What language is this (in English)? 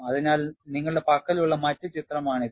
Malayalam